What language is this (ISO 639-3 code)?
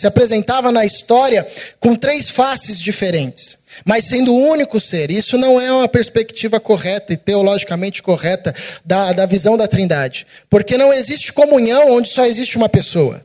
por